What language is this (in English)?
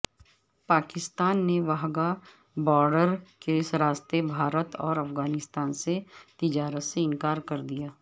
Urdu